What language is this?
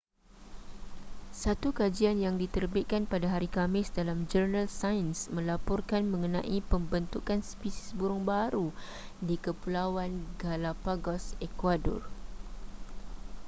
Malay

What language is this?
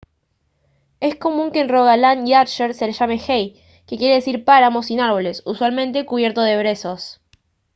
Spanish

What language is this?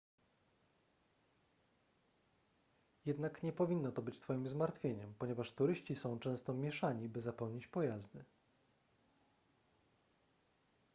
Polish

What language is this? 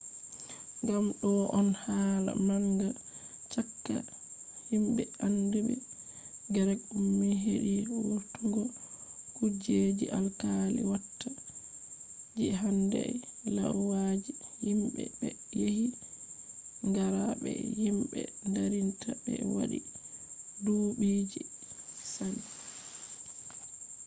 Fula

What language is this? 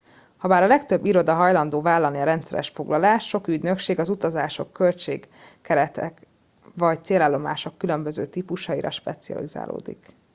Hungarian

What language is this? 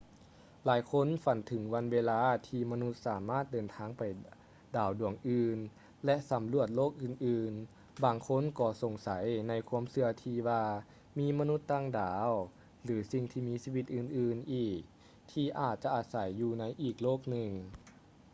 Lao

